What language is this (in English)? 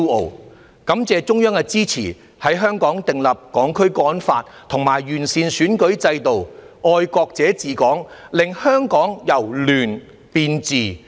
Cantonese